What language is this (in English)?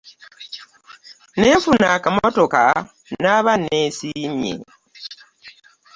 Ganda